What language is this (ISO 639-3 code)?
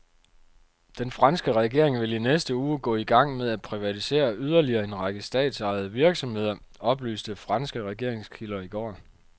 dan